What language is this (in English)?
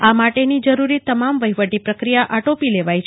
Gujarati